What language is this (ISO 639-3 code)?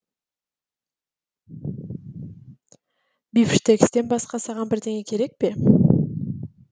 kaz